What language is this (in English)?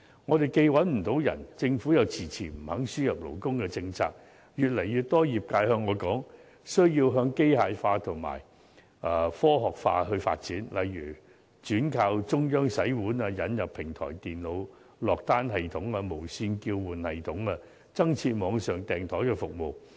Cantonese